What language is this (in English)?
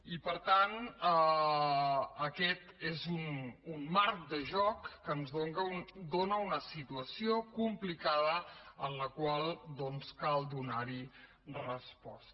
Catalan